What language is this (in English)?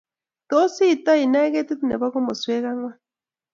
Kalenjin